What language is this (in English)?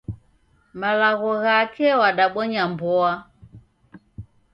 Taita